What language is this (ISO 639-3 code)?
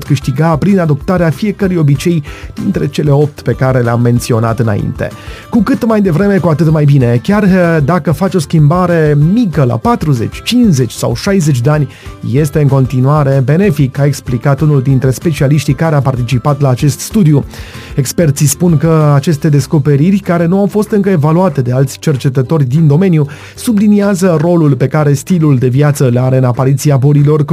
ron